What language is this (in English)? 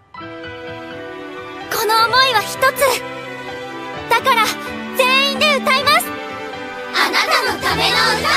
Japanese